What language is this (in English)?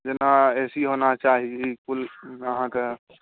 Maithili